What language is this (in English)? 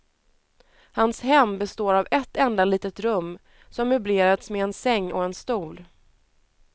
Swedish